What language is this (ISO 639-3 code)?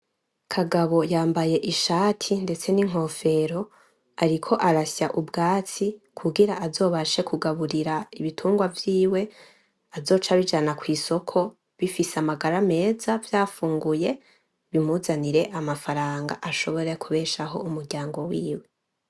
run